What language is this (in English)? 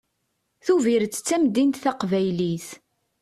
Kabyle